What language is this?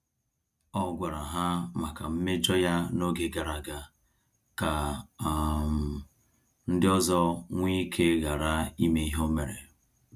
Igbo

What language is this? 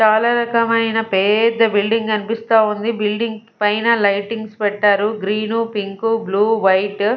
Telugu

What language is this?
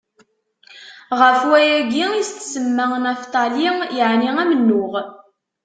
Kabyle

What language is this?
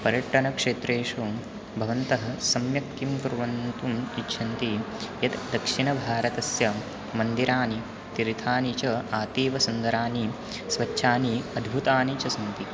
Sanskrit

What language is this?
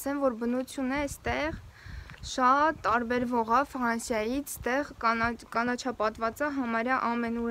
Romanian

